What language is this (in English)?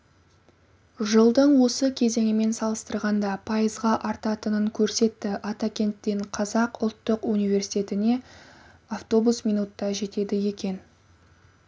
Kazakh